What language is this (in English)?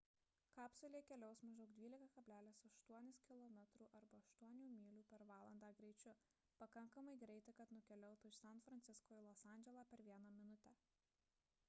Lithuanian